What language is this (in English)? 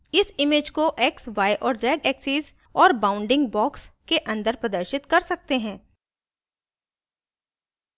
Hindi